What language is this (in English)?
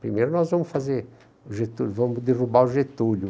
Portuguese